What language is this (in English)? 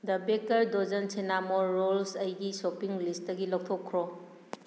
Manipuri